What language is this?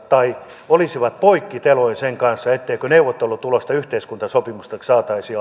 Finnish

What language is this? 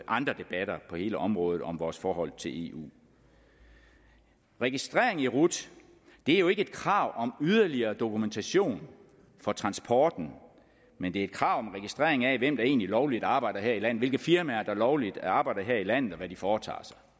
Danish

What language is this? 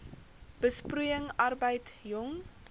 Afrikaans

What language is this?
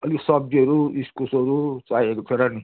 Nepali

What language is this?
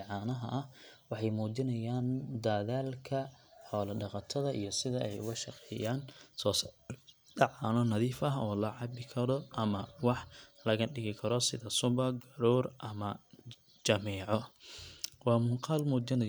Somali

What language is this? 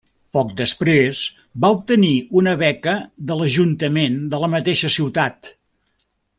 Catalan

